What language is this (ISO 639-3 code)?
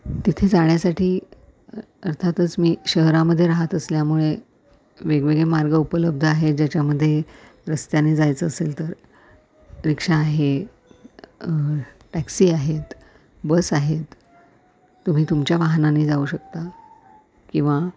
mar